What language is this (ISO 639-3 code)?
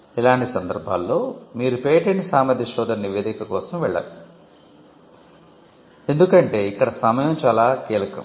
tel